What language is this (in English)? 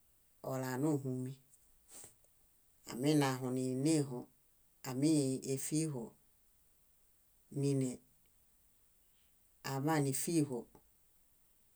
Bayot